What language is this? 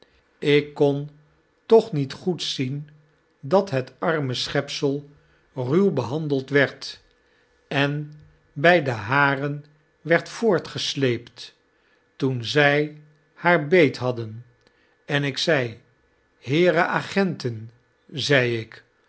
Dutch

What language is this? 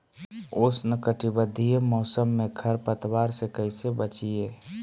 Magahi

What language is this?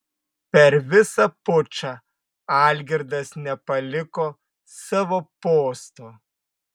Lithuanian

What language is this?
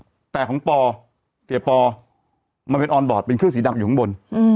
Thai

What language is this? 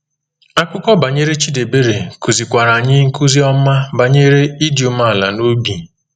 Igbo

